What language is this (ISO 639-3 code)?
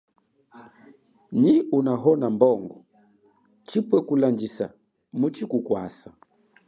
cjk